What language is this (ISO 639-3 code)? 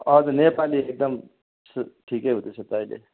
nep